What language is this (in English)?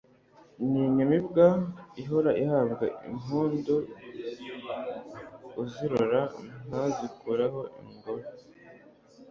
Kinyarwanda